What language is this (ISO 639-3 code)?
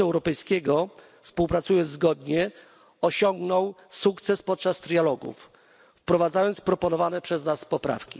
pol